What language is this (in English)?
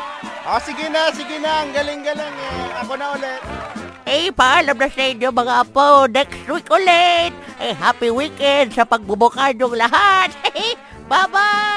Filipino